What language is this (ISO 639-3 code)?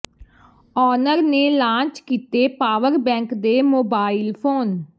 pan